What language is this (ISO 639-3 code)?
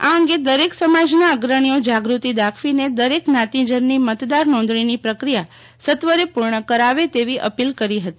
guj